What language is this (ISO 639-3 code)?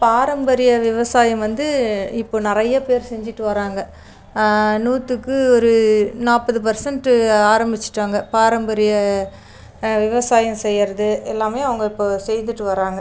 tam